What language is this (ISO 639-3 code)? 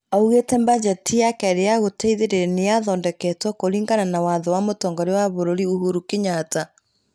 kik